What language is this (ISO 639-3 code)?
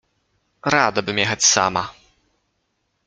pol